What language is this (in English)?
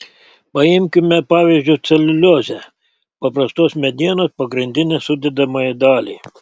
Lithuanian